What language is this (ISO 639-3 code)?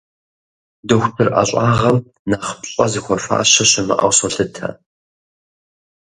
kbd